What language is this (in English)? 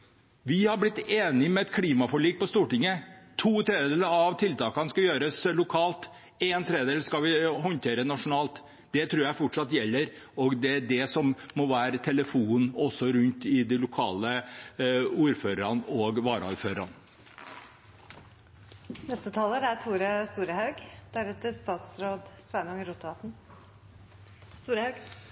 Norwegian